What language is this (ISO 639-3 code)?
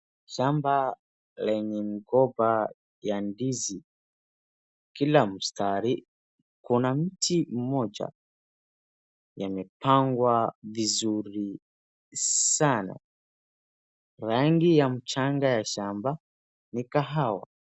swa